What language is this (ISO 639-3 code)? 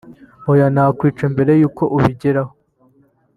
kin